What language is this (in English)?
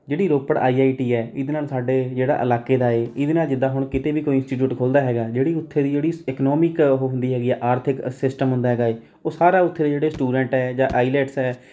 Punjabi